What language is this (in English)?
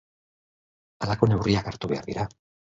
Basque